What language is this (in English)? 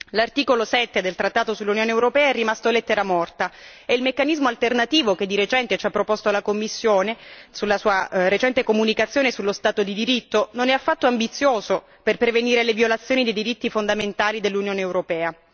Italian